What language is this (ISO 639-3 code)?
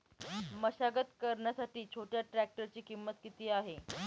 mar